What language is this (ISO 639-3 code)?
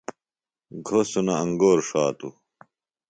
phl